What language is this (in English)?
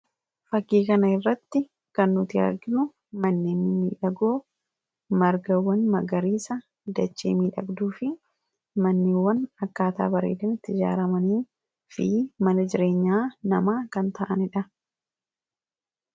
Oromo